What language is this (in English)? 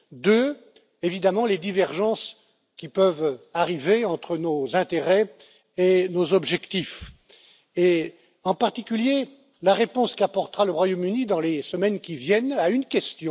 French